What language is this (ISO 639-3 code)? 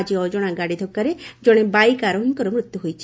ori